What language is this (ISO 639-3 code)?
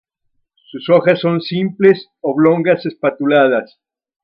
spa